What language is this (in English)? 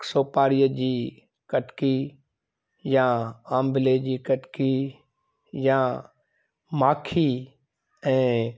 Sindhi